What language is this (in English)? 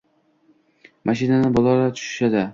Uzbek